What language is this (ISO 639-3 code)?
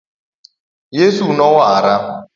luo